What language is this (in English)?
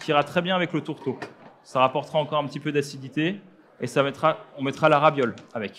French